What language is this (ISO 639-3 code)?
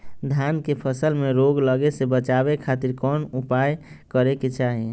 mag